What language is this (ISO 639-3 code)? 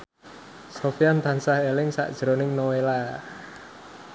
jav